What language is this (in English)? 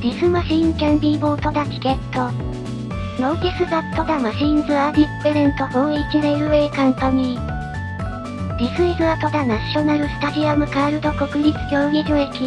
Japanese